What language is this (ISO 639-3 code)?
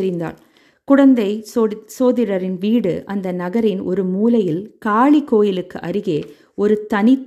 tam